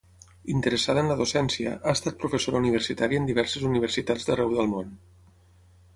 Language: Catalan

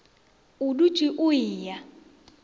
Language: Northern Sotho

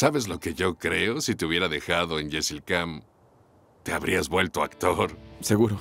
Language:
Spanish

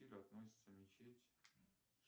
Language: Russian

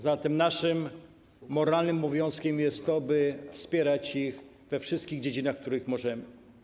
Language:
Polish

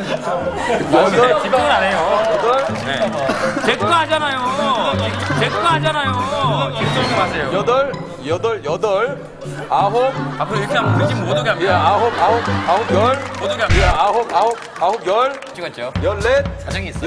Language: Korean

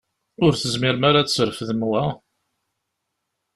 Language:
Kabyle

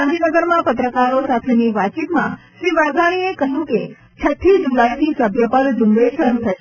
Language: Gujarati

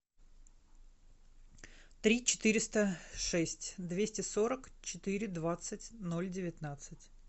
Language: Russian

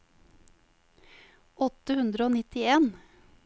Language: Norwegian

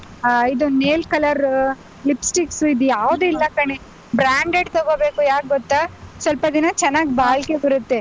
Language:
Kannada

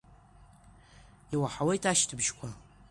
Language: Abkhazian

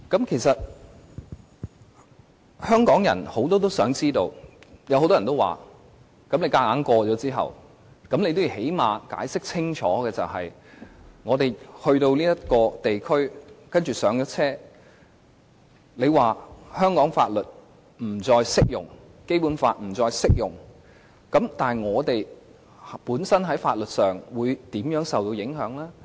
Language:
Cantonese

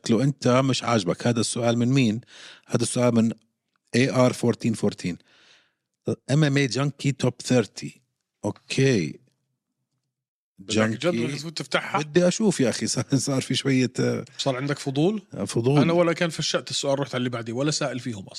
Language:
Arabic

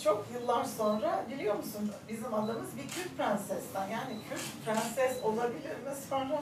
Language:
Turkish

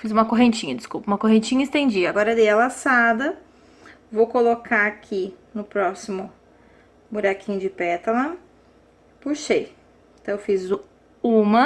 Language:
Portuguese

